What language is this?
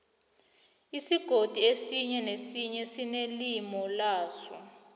South Ndebele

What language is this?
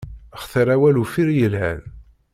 Kabyle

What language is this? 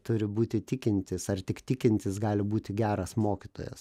Lithuanian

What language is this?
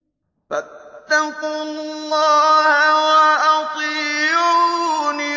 Arabic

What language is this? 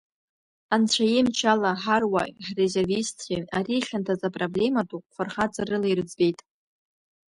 Abkhazian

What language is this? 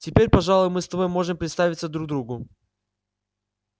Russian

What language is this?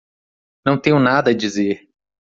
Portuguese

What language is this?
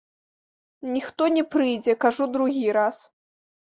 Belarusian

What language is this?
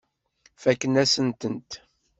Kabyle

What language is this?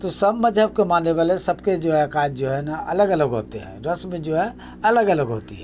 Urdu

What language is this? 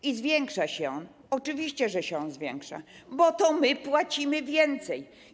Polish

